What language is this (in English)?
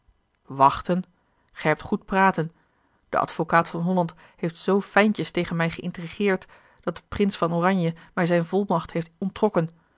Dutch